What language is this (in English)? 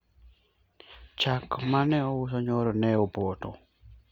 Luo (Kenya and Tanzania)